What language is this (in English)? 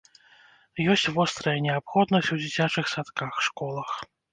Belarusian